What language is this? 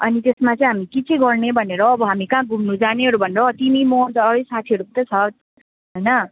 Nepali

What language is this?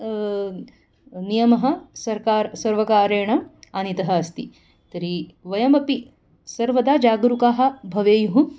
Sanskrit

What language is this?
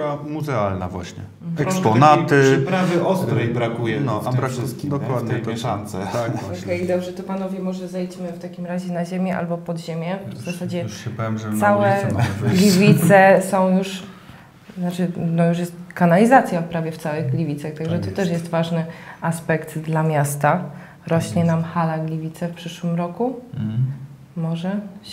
Polish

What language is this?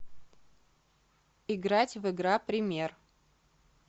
Russian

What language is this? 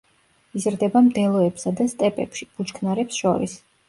Georgian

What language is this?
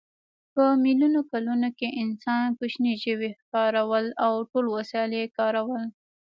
Pashto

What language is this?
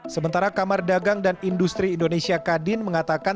Indonesian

